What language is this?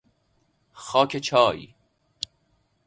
Persian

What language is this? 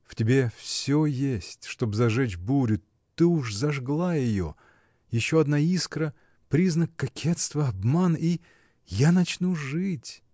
Russian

